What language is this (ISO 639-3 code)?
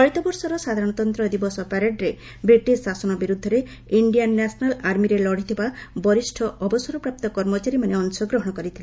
ori